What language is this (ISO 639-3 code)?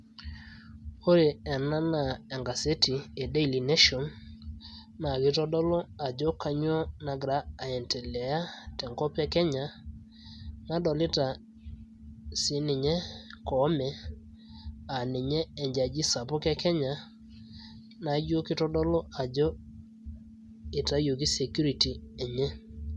mas